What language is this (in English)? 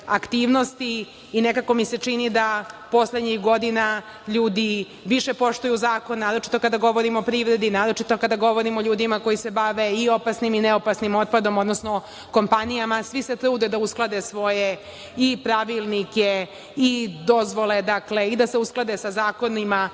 Serbian